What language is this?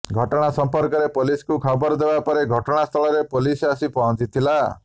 Odia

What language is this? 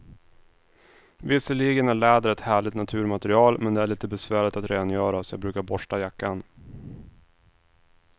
Swedish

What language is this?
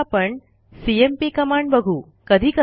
Marathi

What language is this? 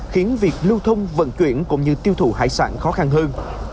Vietnamese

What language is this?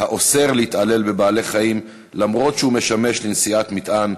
Hebrew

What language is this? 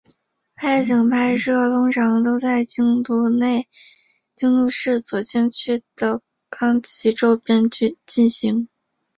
Chinese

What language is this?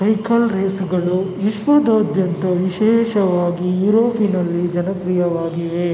Kannada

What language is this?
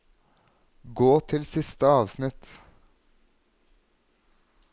Norwegian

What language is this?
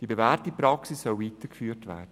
Swiss German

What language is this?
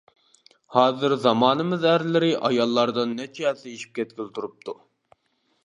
Uyghur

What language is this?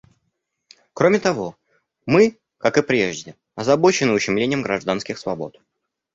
Russian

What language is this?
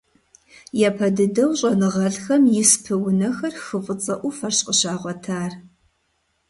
Kabardian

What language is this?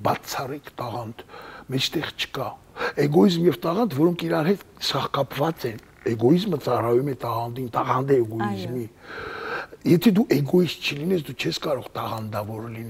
Romanian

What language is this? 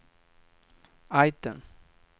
Swedish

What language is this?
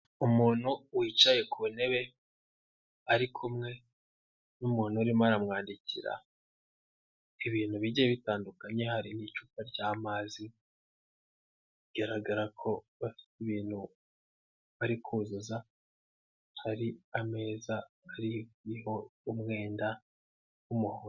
Kinyarwanda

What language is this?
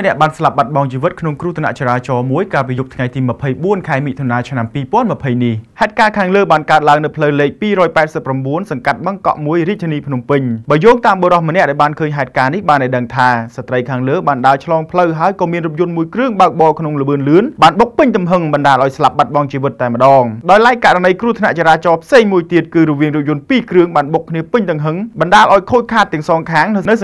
Thai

